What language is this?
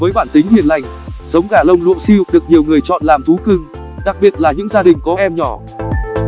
Vietnamese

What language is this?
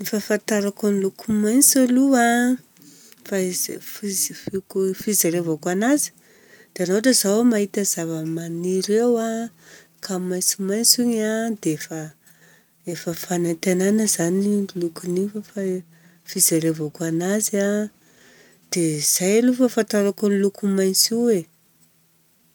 Southern Betsimisaraka Malagasy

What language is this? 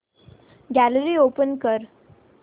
Marathi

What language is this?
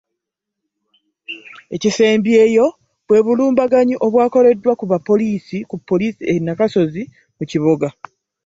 Ganda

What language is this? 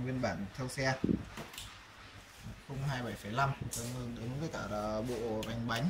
Vietnamese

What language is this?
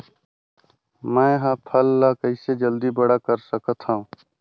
Chhattisgarhi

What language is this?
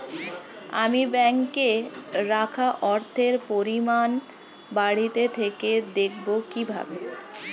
Bangla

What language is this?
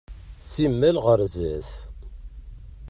Kabyle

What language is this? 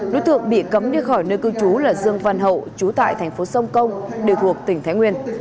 Vietnamese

